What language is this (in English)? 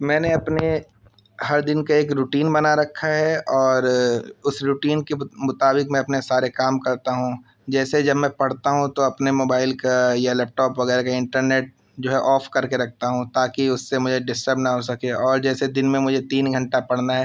Urdu